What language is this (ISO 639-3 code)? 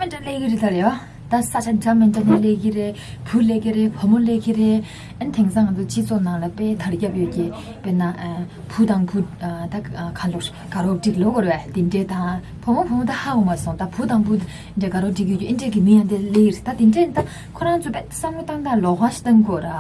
kor